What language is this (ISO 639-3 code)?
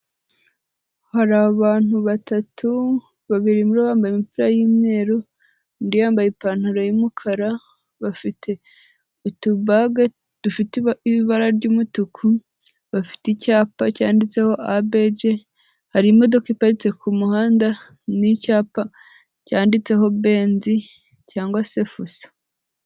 kin